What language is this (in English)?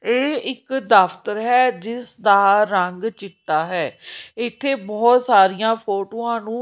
Punjabi